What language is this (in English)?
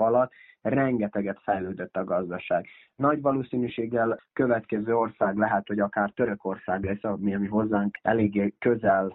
Hungarian